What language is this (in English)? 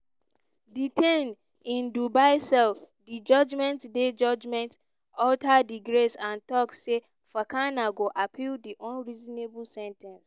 Nigerian Pidgin